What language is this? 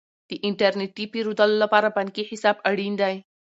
Pashto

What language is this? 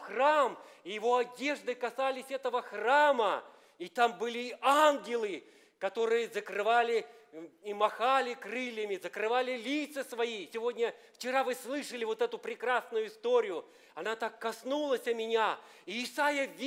Russian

